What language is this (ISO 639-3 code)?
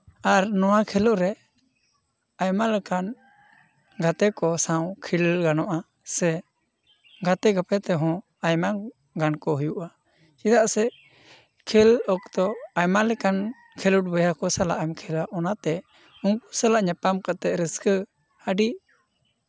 sat